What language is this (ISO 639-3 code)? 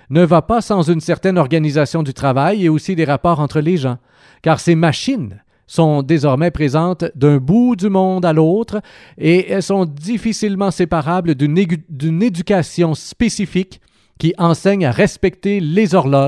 fra